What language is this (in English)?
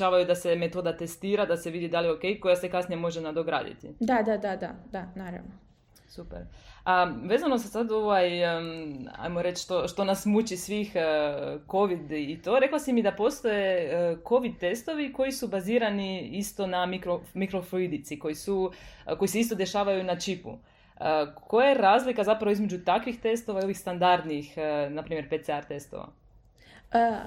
Croatian